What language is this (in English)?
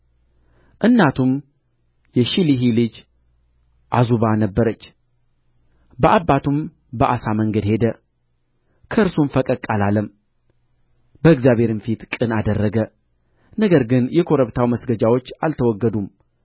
Amharic